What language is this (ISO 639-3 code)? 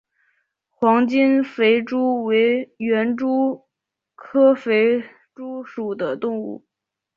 zho